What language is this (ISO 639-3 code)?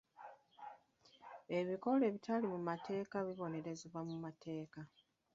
lug